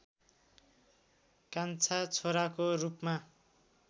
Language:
Nepali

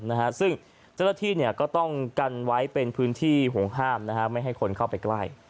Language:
Thai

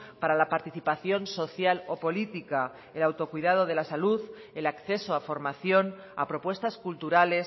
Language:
Spanish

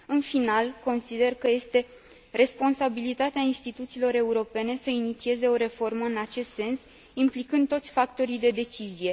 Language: Romanian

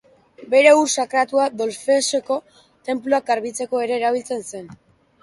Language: Basque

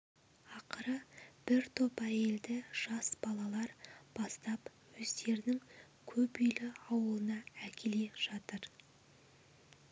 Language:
Kazakh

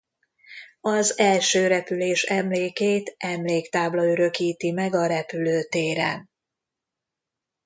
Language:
Hungarian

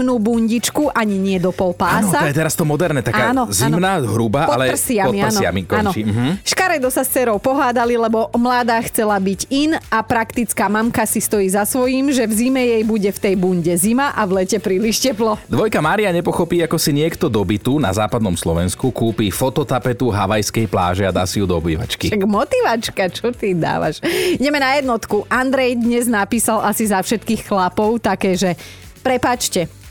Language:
Slovak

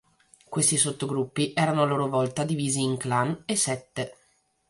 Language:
Italian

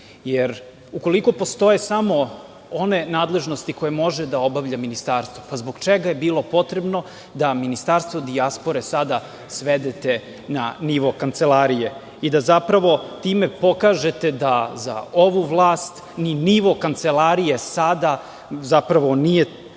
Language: Serbian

